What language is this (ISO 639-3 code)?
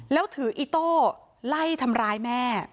tha